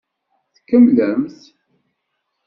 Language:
Kabyle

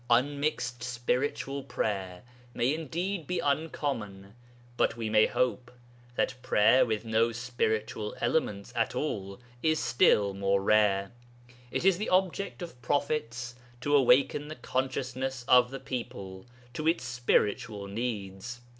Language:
English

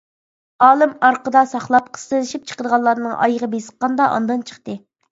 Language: Uyghur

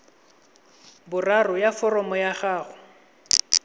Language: Tswana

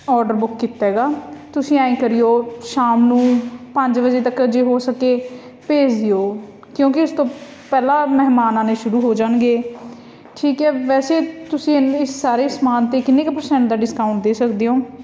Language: Punjabi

